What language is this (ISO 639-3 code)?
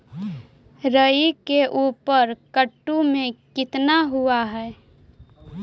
mag